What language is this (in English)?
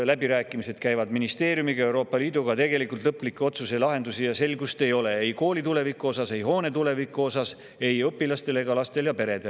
Estonian